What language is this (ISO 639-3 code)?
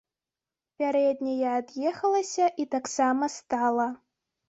bel